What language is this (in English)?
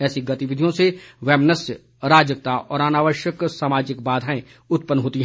Hindi